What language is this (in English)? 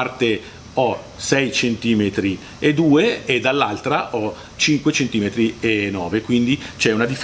Italian